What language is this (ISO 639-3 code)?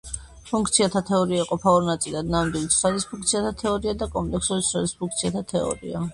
kat